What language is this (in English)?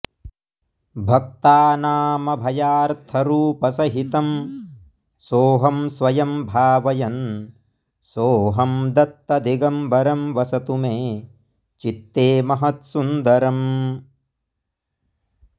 Sanskrit